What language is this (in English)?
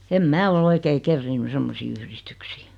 Finnish